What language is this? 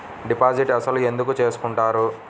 Telugu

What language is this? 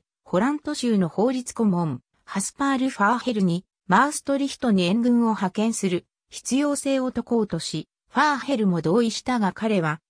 Japanese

